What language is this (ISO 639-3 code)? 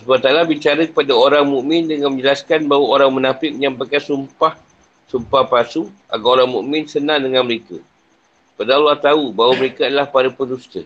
msa